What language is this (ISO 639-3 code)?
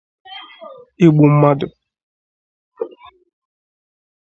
ibo